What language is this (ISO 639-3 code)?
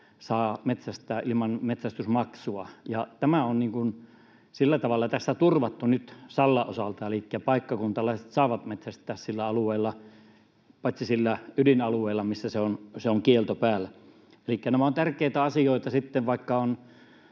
fin